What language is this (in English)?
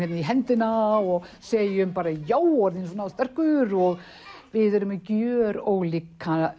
Icelandic